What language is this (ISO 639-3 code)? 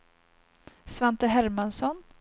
swe